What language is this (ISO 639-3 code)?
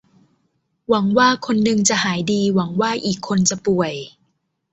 tha